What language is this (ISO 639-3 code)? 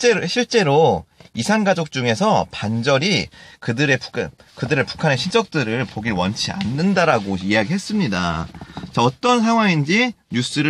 kor